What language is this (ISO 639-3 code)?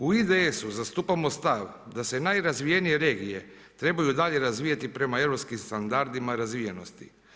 hrv